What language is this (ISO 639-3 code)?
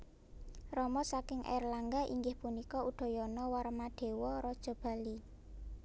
jav